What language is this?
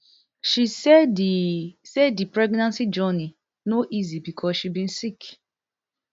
Nigerian Pidgin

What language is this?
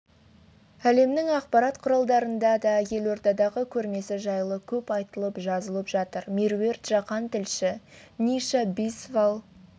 Kazakh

